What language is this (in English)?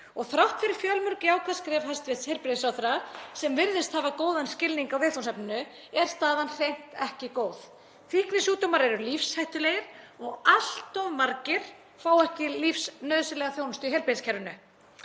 Icelandic